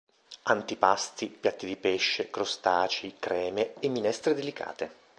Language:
Italian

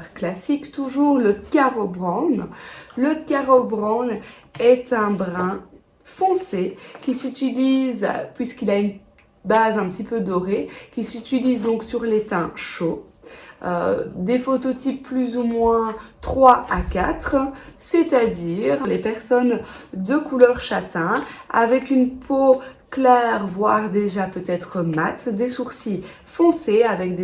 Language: French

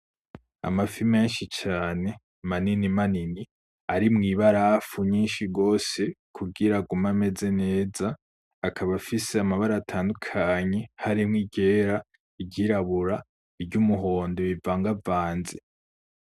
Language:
Rundi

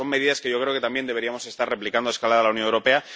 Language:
Spanish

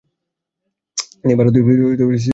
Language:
Bangla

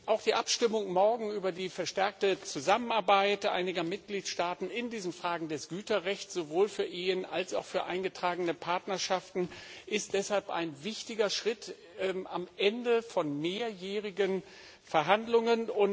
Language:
German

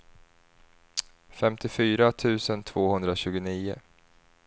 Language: Swedish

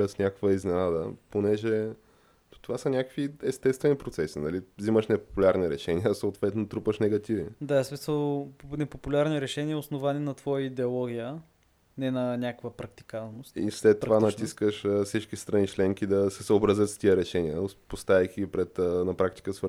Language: Bulgarian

